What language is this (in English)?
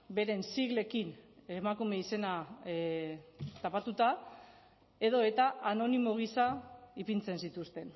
Basque